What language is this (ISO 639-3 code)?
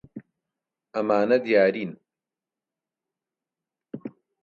ckb